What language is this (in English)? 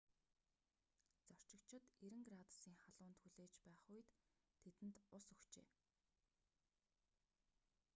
Mongolian